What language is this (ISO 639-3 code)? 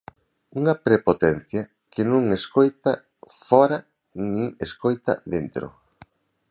glg